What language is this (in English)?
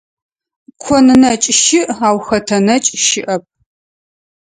Adyghe